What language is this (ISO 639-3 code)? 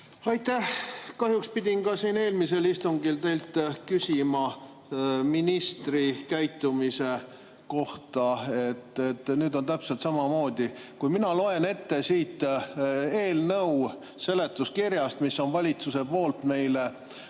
est